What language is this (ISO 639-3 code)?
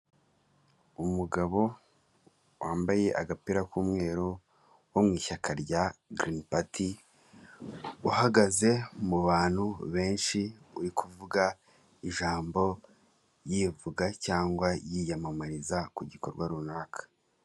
kin